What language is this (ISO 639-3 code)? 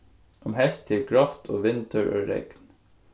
fao